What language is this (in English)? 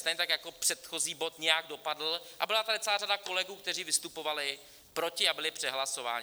Czech